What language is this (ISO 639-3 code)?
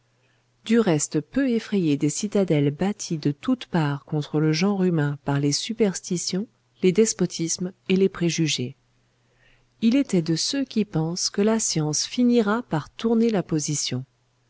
fra